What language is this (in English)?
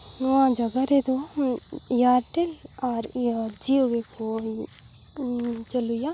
Santali